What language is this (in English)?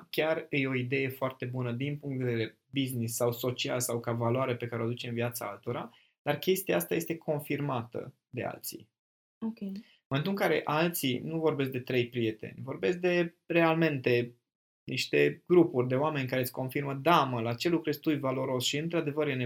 Romanian